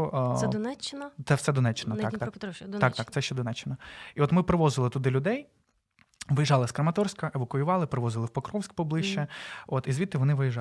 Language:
Ukrainian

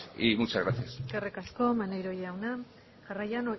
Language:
Basque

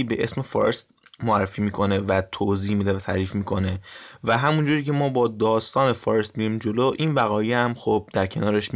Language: Persian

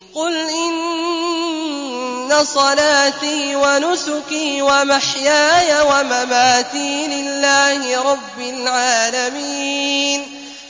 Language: Arabic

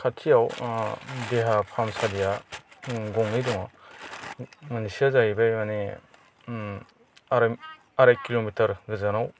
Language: Bodo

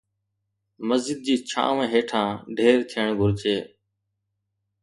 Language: Sindhi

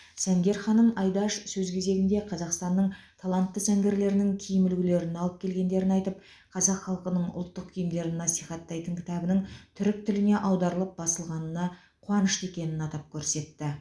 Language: Kazakh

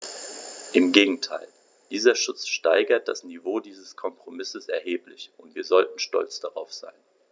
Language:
German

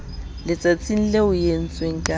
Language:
Southern Sotho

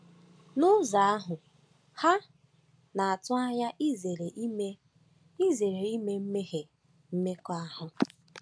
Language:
Igbo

